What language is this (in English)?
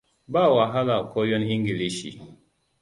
Hausa